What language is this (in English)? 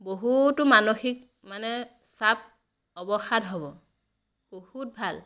Assamese